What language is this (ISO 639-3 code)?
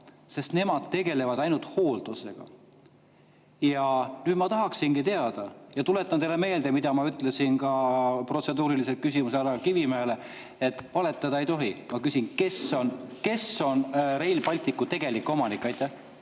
est